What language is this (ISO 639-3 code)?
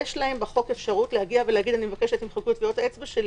heb